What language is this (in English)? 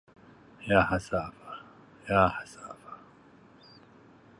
Arabic